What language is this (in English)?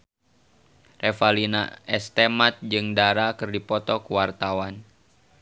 Sundanese